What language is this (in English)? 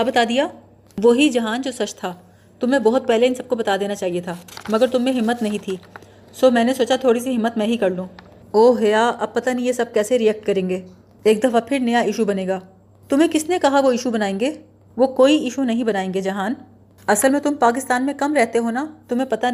Urdu